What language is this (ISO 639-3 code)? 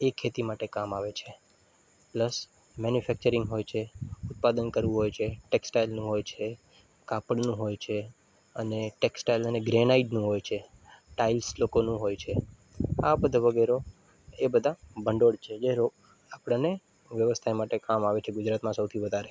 guj